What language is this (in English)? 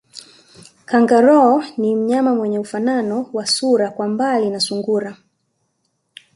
Swahili